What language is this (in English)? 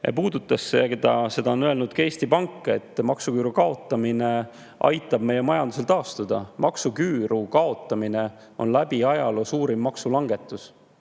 Estonian